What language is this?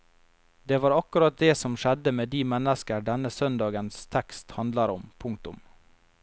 Norwegian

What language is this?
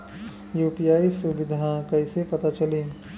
Bhojpuri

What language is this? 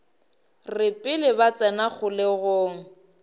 Northern Sotho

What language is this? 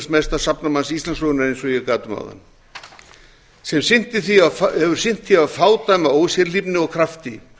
Icelandic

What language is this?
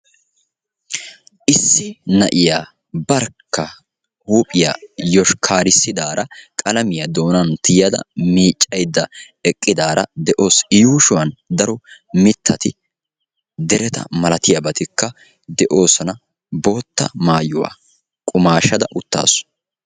Wolaytta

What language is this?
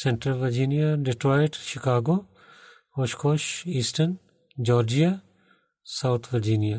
Bulgarian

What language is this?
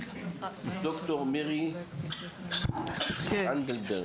Hebrew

